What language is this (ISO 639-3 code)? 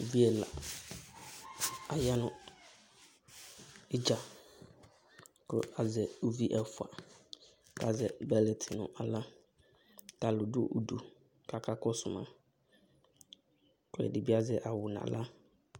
kpo